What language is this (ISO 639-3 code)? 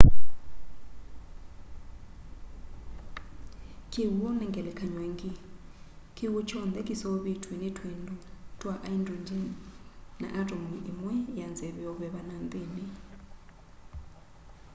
kam